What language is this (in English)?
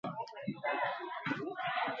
Basque